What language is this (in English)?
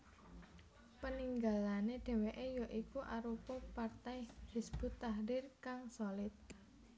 Javanese